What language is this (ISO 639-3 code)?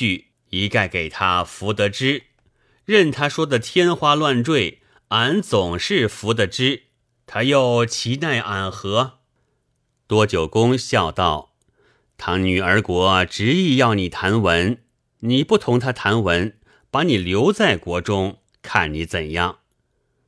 zho